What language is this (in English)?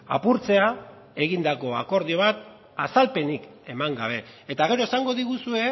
Basque